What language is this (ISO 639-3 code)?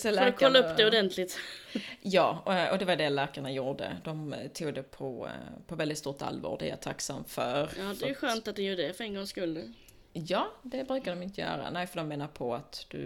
swe